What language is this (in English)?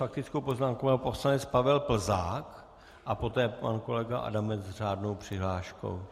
Czech